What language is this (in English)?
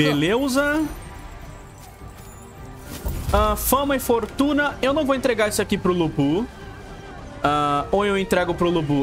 Portuguese